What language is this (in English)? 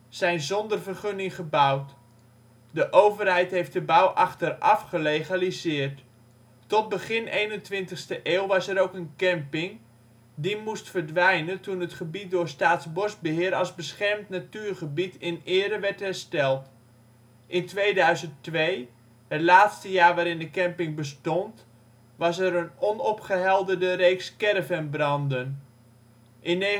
Dutch